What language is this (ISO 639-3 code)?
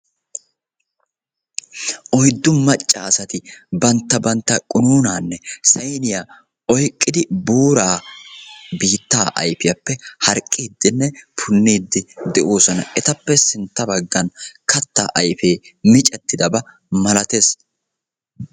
wal